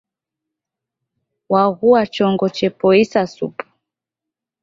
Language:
Taita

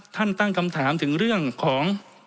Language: Thai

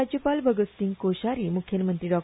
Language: Konkani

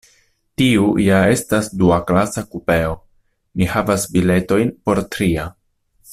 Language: Esperanto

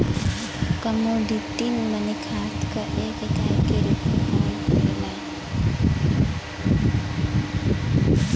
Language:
Bhojpuri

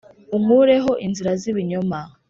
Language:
Kinyarwanda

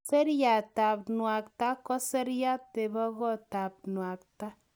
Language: Kalenjin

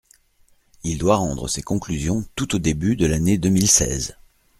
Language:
French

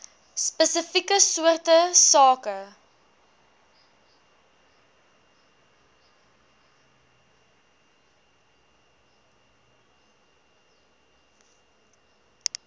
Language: Afrikaans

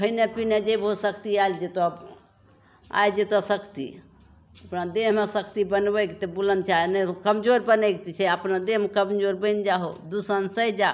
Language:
Maithili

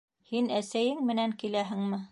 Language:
Bashkir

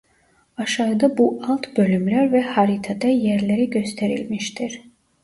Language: Turkish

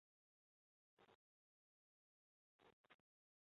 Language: Chinese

